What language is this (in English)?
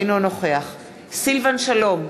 Hebrew